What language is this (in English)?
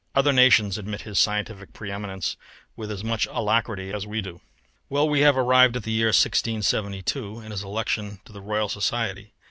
English